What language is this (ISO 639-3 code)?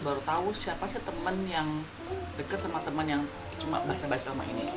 ind